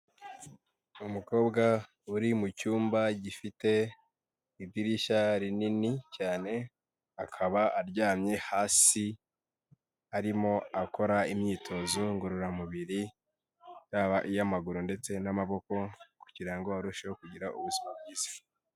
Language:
Kinyarwanda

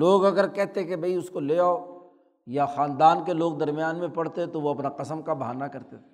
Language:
Urdu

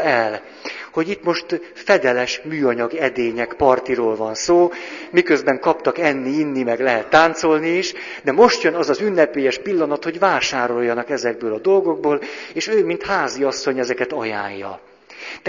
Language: Hungarian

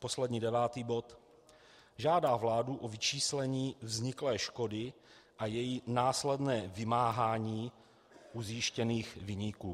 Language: Czech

